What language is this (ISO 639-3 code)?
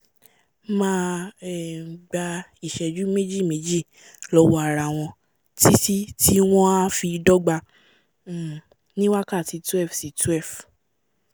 yor